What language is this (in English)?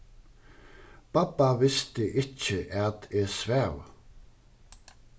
Faroese